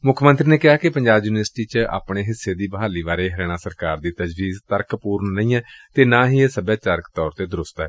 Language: Punjabi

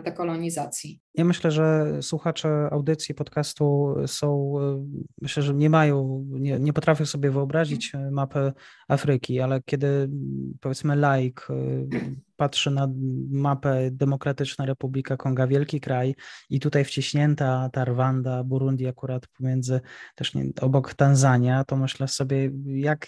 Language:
Polish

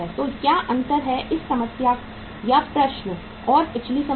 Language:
Hindi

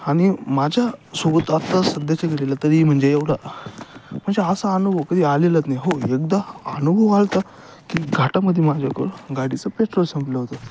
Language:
Marathi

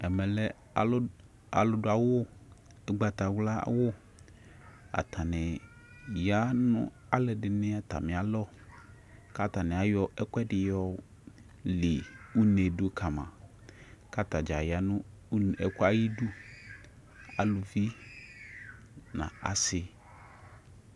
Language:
Ikposo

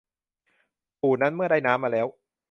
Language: Thai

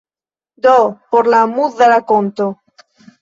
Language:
Esperanto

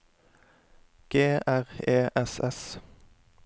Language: Norwegian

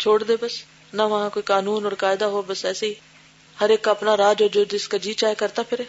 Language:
Urdu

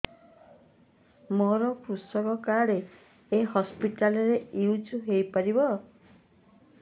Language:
Odia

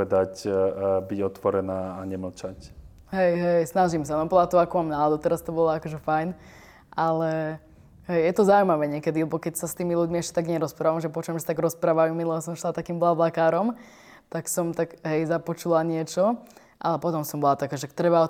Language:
Slovak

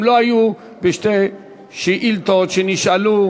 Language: Hebrew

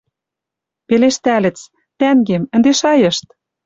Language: Western Mari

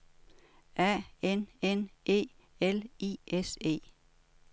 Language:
Danish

